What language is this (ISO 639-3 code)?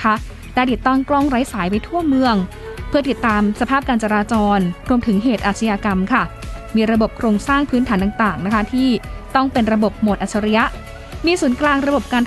tha